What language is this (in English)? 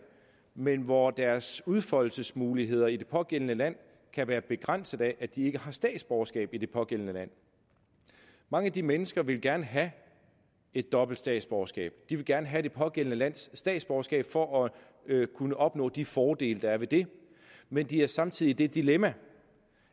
Danish